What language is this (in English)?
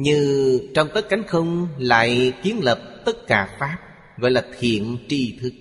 Vietnamese